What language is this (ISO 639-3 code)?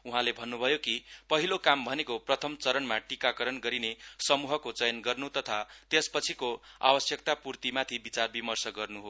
nep